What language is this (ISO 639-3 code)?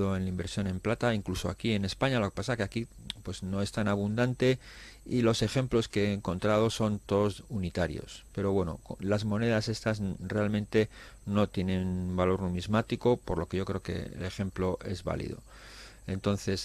spa